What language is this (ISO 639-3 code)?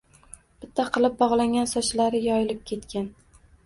uzb